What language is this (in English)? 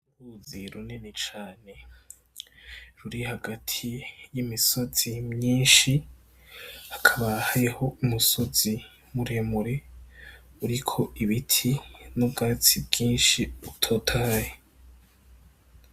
Rundi